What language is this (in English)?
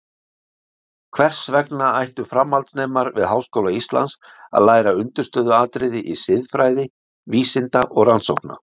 Icelandic